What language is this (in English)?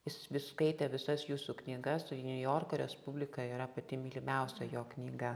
Lithuanian